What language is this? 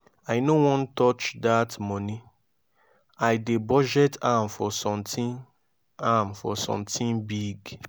Nigerian Pidgin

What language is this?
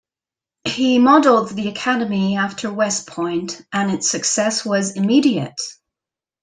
English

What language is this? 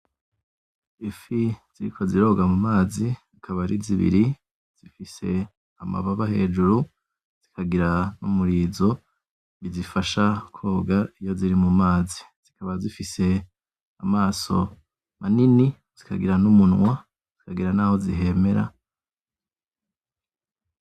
Rundi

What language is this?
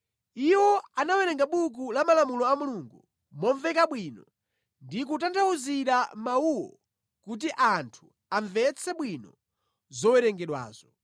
Nyanja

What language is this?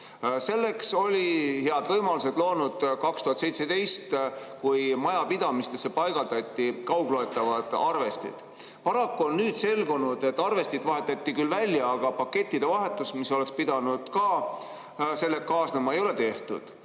Estonian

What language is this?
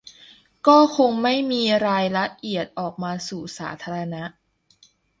Thai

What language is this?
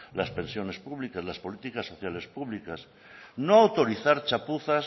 Spanish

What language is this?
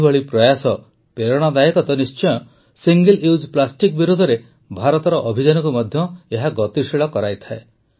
Odia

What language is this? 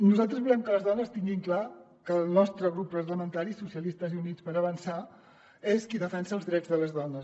Catalan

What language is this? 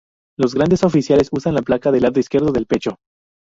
Spanish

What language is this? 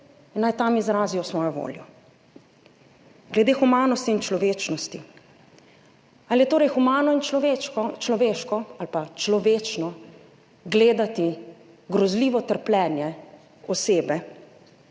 Slovenian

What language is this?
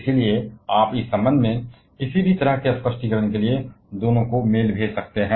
Hindi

